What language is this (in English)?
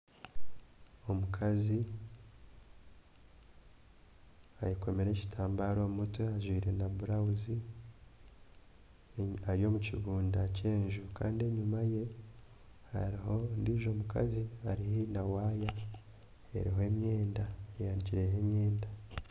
Nyankole